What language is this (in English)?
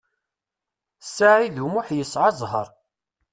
Kabyle